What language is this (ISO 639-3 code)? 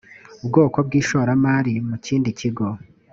kin